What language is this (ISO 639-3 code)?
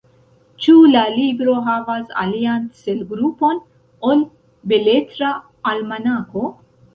epo